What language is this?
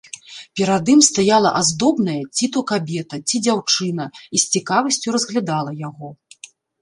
Belarusian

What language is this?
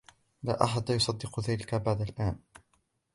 Arabic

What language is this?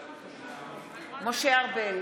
Hebrew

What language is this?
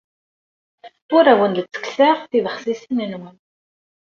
Kabyle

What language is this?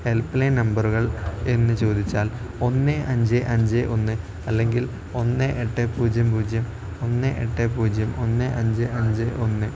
Malayalam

